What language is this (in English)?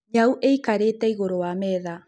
Kikuyu